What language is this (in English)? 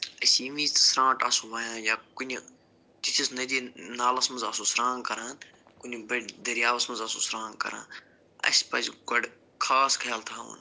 Kashmiri